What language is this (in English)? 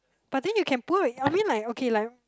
English